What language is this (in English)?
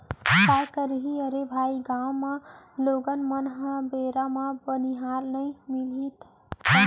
Chhattisgarhi